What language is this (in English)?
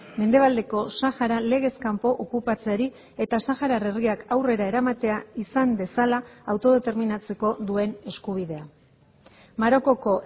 Basque